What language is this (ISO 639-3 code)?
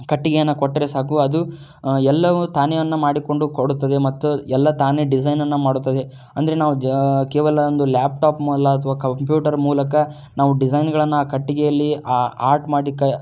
kan